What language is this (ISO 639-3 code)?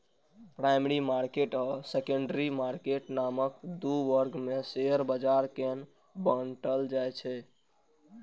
mai